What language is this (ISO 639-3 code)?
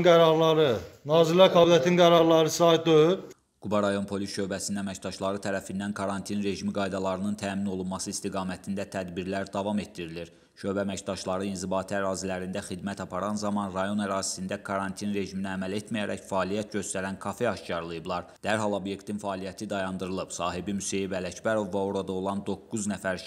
tur